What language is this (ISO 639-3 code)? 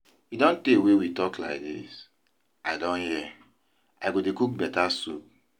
pcm